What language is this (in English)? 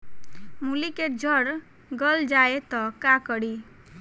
Bhojpuri